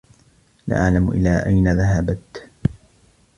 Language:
Arabic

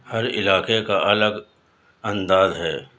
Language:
Urdu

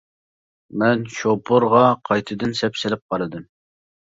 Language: Uyghur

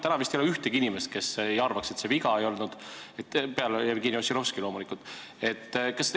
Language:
Estonian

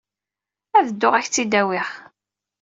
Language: Kabyle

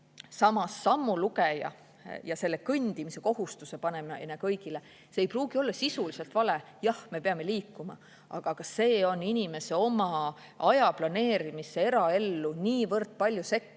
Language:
Estonian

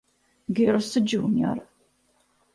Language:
Italian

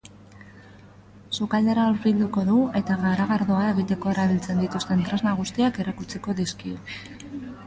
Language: Basque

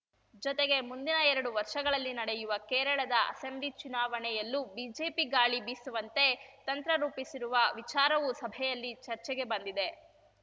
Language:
Kannada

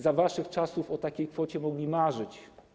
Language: Polish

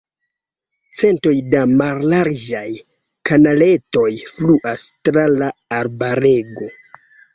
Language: Esperanto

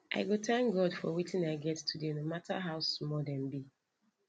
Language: Nigerian Pidgin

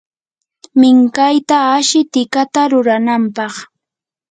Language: Yanahuanca Pasco Quechua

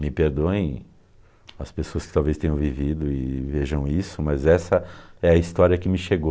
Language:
Portuguese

